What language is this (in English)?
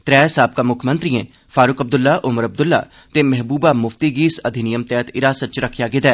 Dogri